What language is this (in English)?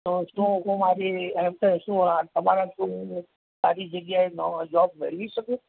Gujarati